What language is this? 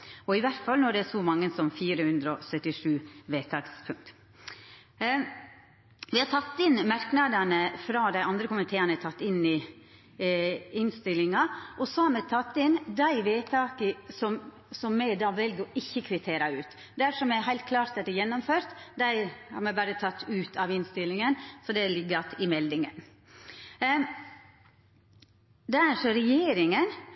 Norwegian Nynorsk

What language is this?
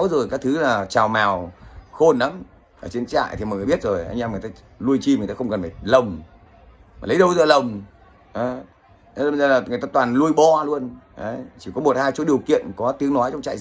Vietnamese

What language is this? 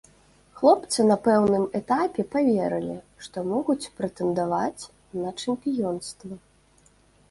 Belarusian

